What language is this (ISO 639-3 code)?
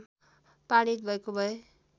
nep